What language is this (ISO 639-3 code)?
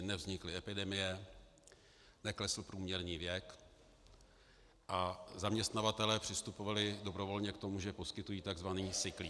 ces